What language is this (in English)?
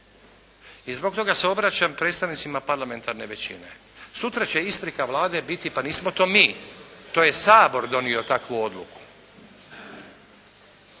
Croatian